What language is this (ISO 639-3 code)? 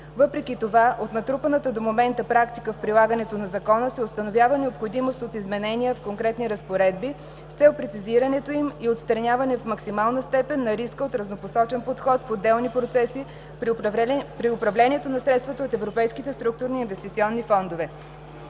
bul